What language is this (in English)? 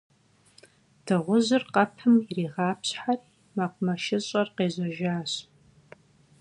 Kabardian